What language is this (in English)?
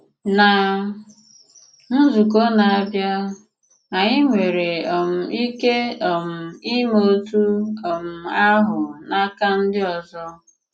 Igbo